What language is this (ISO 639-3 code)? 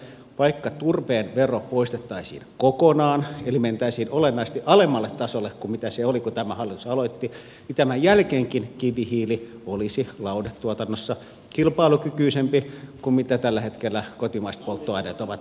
fin